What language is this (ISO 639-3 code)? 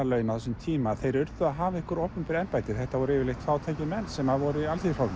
isl